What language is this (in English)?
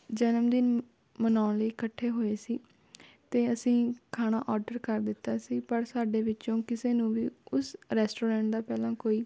Punjabi